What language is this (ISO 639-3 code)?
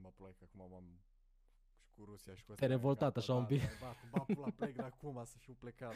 ron